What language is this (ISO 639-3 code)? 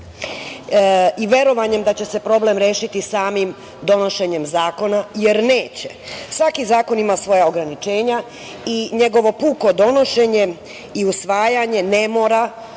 srp